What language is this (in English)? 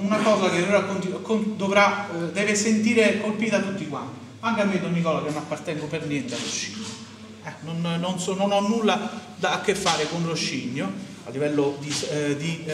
Italian